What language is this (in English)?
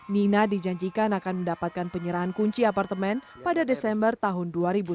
Indonesian